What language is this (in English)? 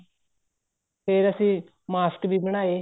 Punjabi